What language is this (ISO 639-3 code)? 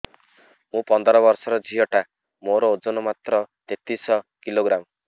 ori